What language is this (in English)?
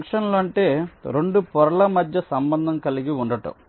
Telugu